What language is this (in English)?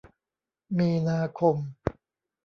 Thai